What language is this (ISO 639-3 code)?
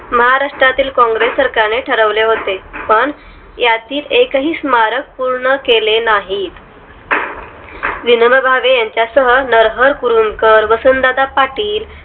mar